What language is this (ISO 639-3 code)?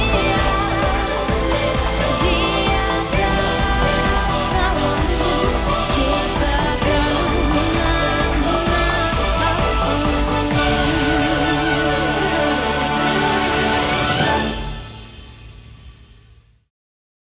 ind